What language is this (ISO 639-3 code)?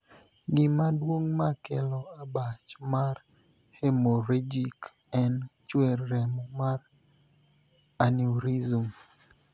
luo